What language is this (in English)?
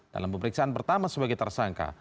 Indonesian